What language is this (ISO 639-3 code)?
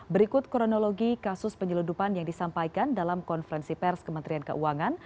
ind